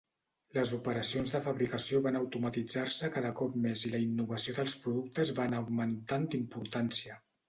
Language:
Catalan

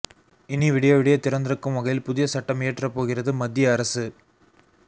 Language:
Tamil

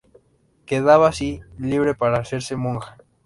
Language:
Spanish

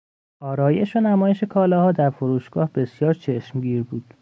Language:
Persian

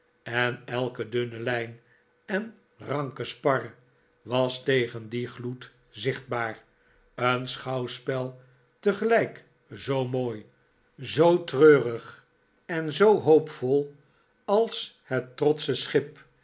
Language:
Dutch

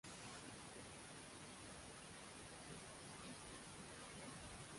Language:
Bangla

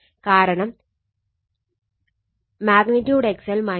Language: Malayalam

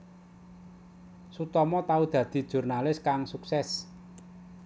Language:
Javanese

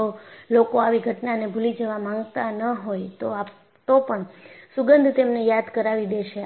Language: Gujarati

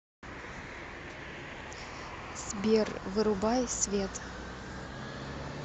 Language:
Russian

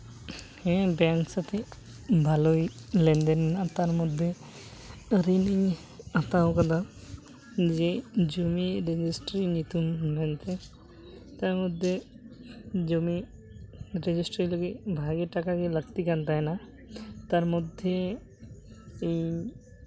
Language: Santali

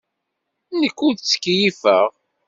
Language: Kabyle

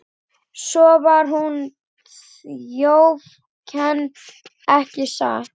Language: Icelandic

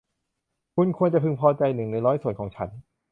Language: Thai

